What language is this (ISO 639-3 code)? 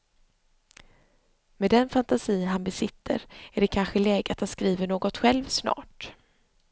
swe